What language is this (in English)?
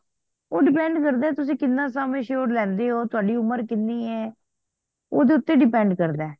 Punjabi